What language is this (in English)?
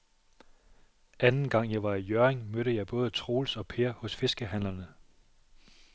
Danish